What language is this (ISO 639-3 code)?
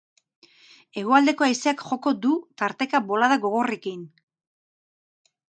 eus